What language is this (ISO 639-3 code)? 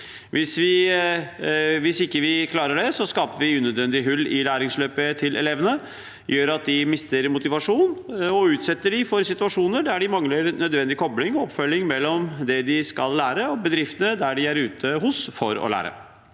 nor